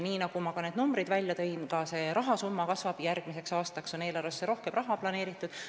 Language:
Estonian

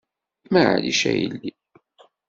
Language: Kabyle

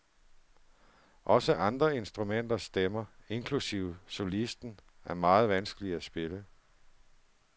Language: Danish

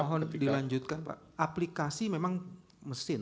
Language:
Indonesian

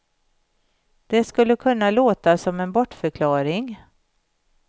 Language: Swedish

